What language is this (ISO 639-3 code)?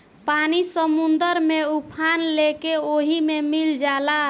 bho